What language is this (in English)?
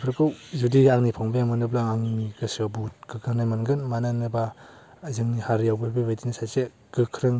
Bodo